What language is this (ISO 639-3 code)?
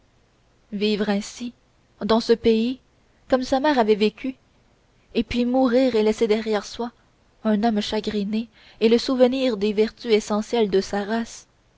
fra